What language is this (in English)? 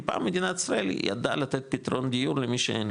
Hebrew